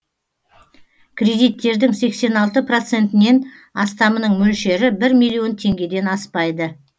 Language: Kazakh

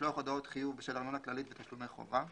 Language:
Hebrew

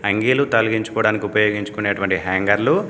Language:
Telugu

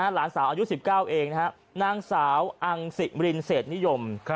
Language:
Thai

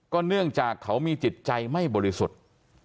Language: Thai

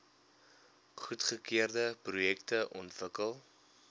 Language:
Afrikaans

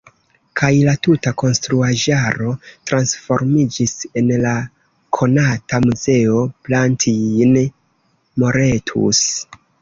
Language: Esperanto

